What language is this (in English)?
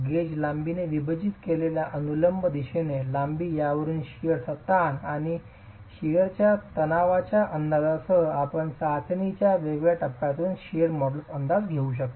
Marathi